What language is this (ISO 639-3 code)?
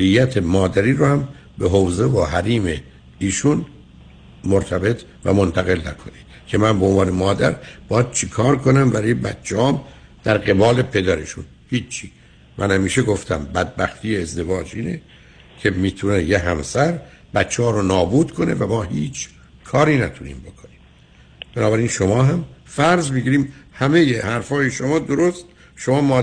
fas